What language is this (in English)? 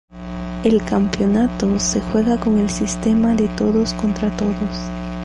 Spanish